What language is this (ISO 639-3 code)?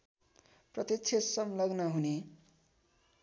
nep